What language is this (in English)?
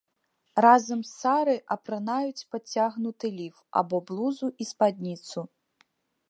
Belarusian